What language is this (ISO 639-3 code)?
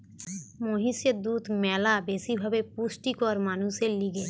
ben